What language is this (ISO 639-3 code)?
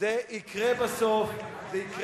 heb